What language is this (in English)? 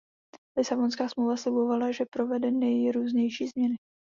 Czech